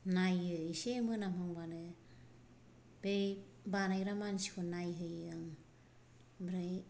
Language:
Bodo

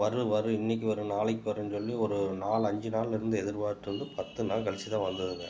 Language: Tamil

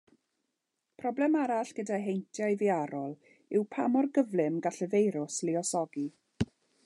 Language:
Welsh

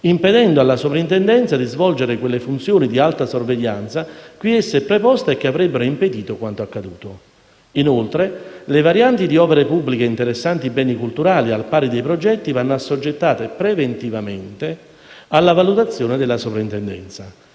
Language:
Italian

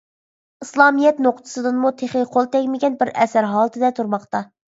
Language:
Uyghur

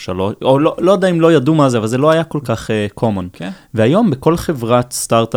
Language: Hebrew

